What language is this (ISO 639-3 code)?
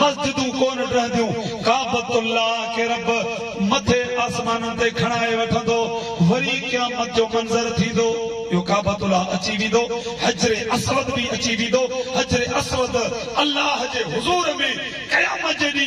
ara